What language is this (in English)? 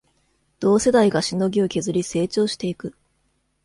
Japanese